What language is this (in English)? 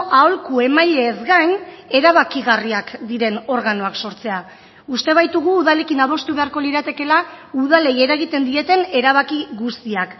Basque